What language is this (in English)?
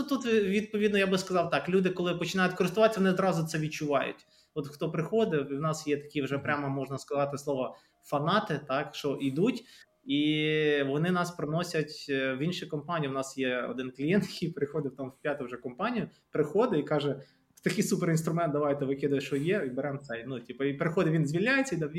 Ukrainian